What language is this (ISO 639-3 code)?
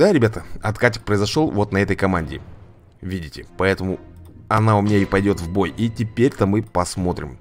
rus